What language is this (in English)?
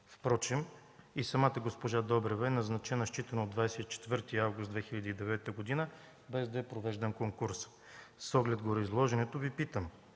Bulgarian